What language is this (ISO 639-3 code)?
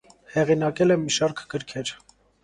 hye